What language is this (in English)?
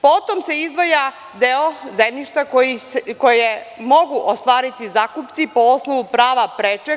Serbian